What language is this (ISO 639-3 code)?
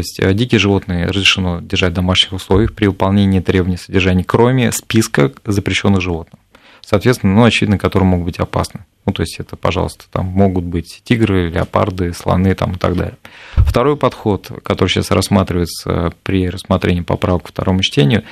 rus